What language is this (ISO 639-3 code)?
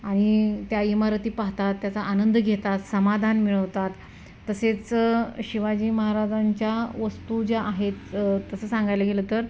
mar